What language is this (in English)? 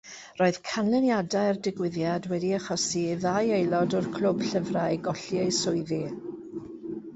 Welsh